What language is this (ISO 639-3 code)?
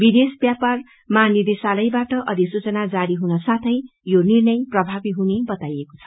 nep